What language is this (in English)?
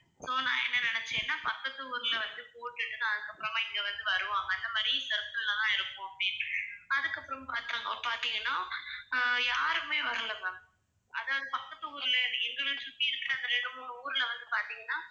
Tamil